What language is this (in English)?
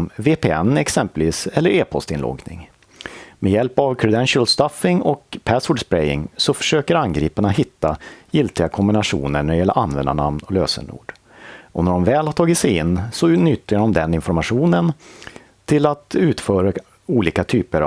Swedish